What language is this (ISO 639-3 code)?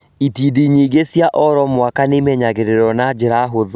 kik